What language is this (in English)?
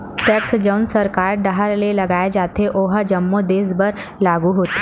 Chhattisgarhi